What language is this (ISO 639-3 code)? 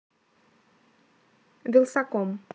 rus